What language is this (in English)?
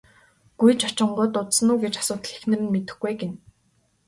Mongolian